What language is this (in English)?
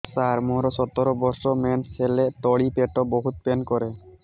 Odia